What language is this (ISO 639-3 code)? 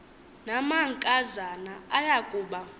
xho